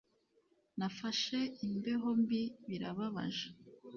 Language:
Kinyarwanda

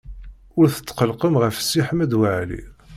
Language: Kabyle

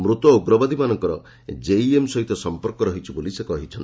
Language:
Odia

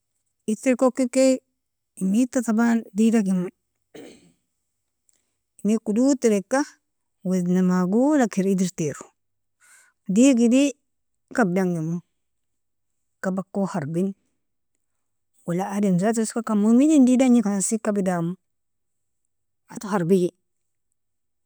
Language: Nobiin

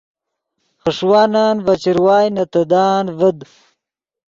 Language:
Yidgha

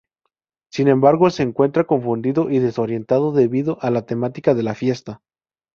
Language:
Spanish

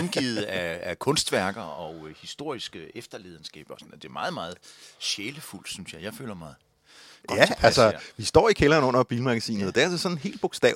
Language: Danish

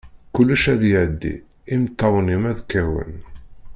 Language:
Kabyle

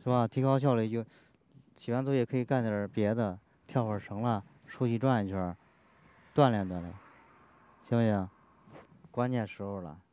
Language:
Chinese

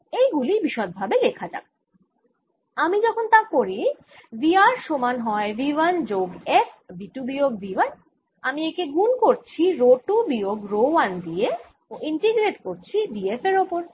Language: Bangla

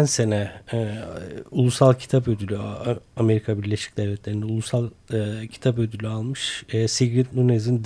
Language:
Turkish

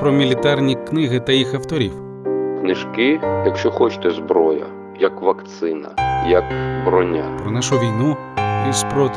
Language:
Ukrainian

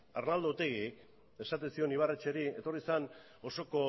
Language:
Basque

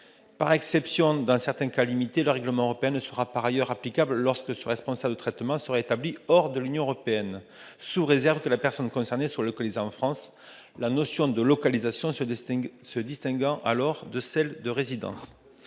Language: French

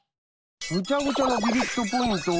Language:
Japanese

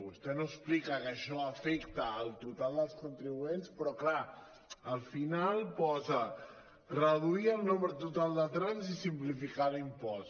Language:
Catalan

